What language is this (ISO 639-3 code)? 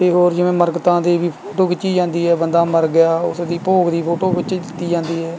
pan